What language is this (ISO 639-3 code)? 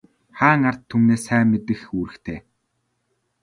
mon